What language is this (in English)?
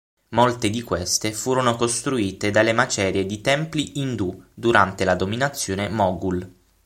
Italian